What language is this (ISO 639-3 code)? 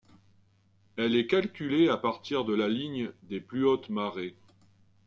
fra